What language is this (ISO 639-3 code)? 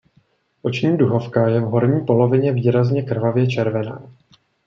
ces